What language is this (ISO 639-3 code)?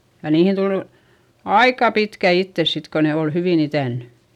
fin